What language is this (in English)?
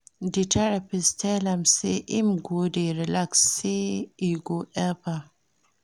Nigerian Pidgin